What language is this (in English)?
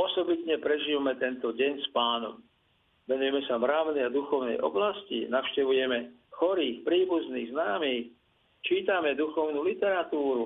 Slovak